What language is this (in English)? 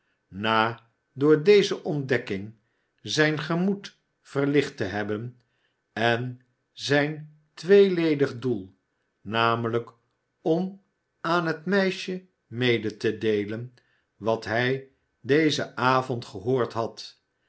Dutch